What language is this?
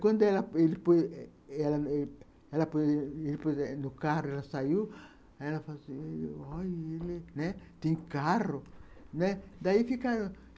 Portuguese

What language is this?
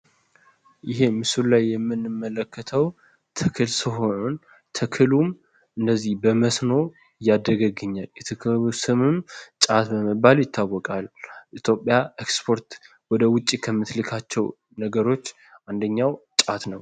Amharic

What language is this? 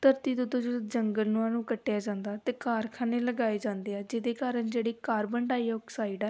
Punjabi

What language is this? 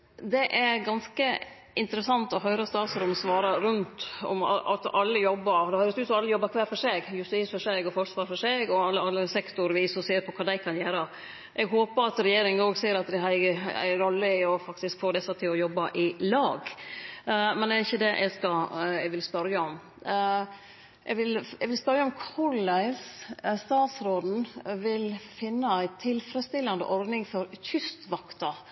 Norwegian Nynorsk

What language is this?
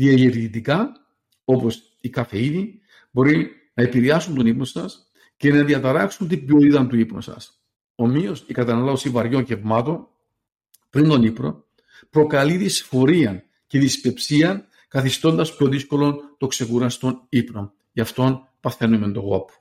Greek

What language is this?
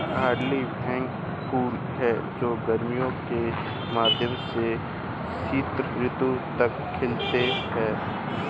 Hindi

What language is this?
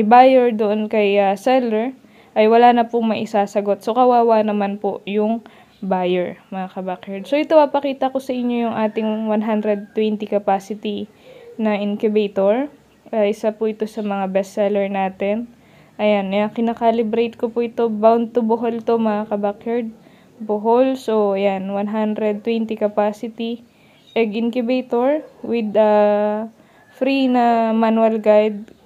Filipino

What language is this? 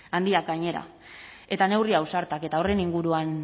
Basque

